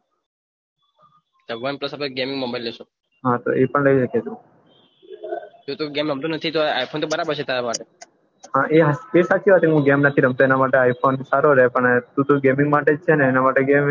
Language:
Gujarati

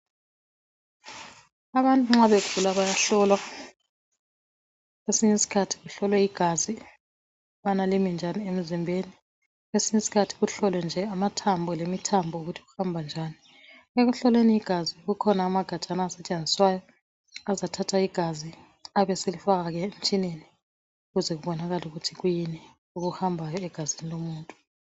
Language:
North Ndebele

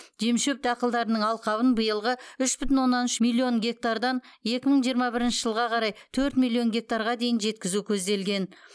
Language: Kazakh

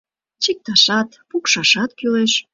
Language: Mari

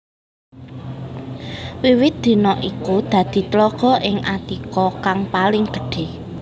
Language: Javanese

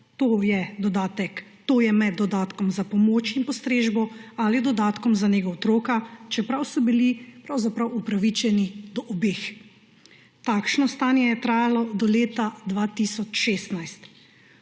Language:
Slovenian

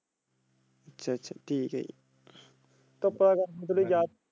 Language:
Punjabi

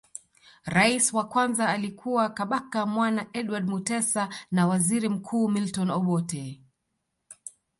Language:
Swahili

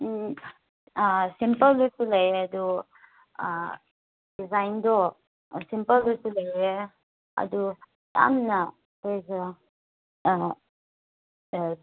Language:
Manipuri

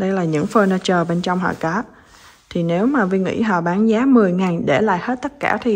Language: Vietnamese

